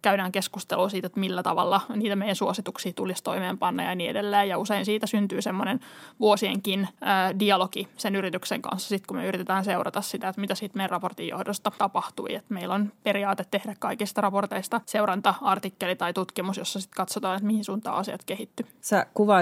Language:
Finnish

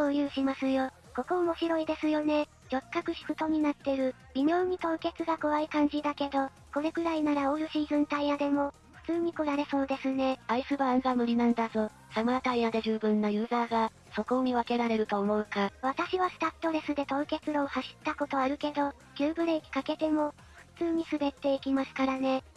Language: Japanese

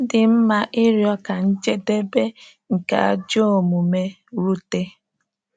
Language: Igbo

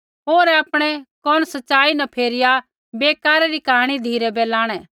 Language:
Kullu Pahari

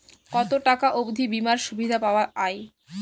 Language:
Bangla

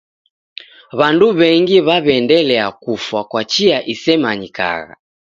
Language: Taita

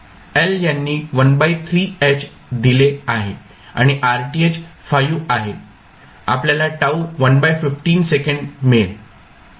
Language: Marathi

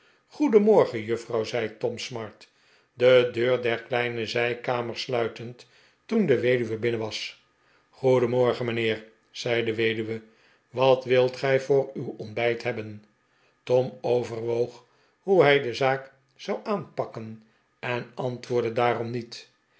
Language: Dutch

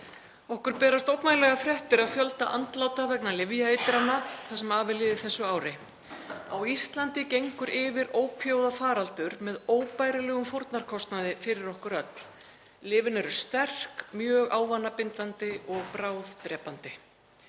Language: Icelandic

